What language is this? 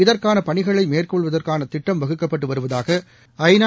Tamil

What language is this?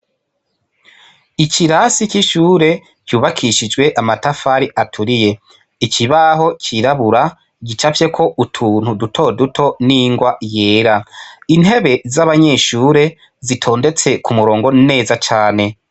Rundi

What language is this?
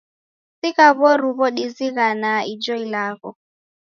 Taita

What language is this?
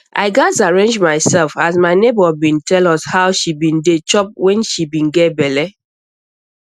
Nigerian Pidgin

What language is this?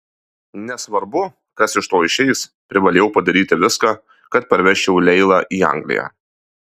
Lithuanian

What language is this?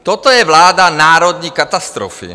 Czech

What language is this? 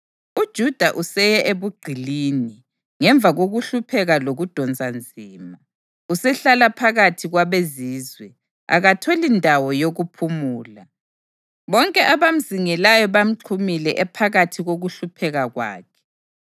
North Ndebele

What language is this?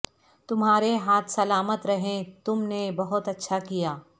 Urdu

